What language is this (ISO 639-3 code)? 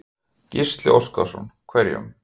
isl